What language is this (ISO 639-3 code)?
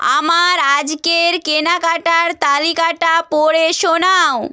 ben